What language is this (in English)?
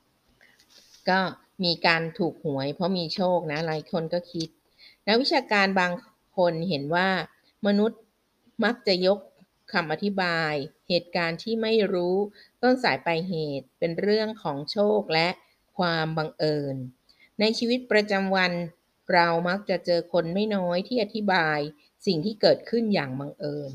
Thai